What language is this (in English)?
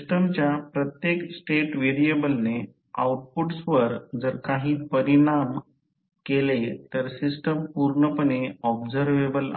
Marathi